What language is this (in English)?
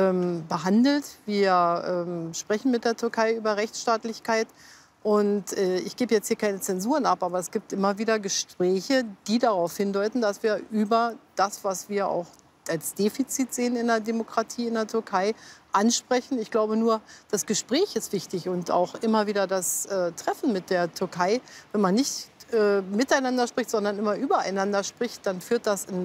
German